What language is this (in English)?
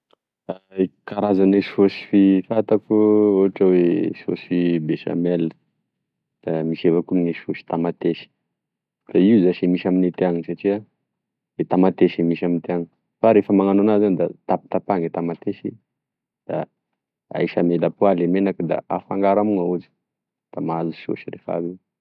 Tesaka Malagasy